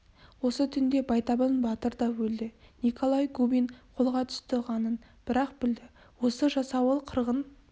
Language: Kazakh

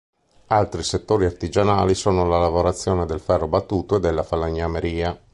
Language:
Italian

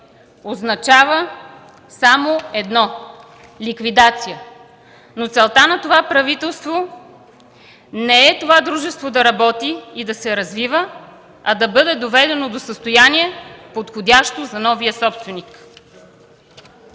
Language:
Bulgarian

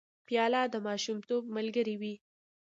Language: Pashto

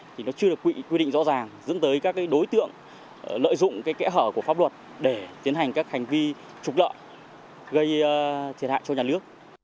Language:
Vietnamese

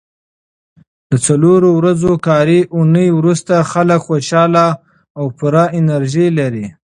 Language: Pashto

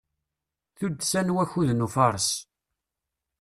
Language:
Kabyle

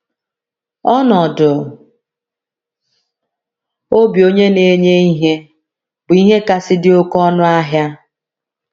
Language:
Igbo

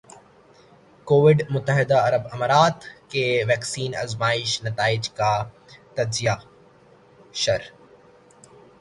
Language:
Urdu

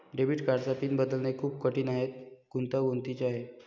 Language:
Marathi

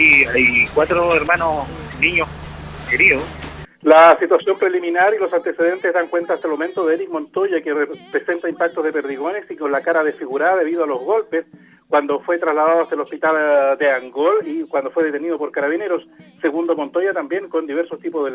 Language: Spanish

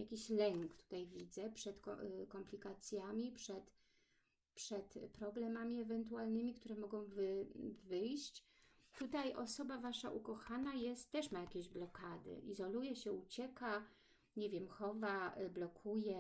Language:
Polish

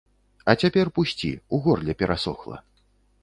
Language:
Belarusian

